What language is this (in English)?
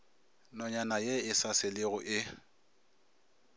Northern Sotho